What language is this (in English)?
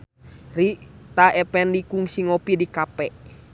Sundanese